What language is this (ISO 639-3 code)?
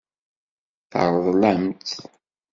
kab